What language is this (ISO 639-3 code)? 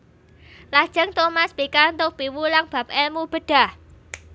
jav